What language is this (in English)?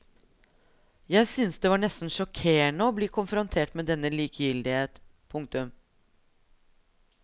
Norwegian